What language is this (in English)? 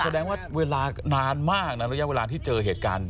Thai